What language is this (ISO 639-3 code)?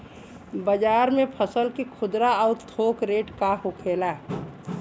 bho